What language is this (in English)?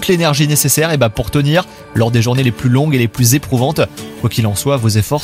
French